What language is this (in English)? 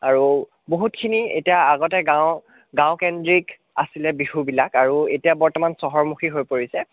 Assamese